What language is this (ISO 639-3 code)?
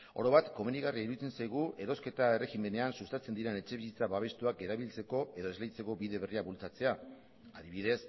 eus